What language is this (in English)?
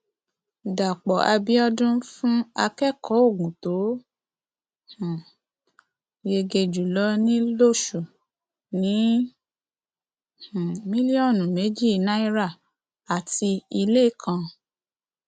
Yoruba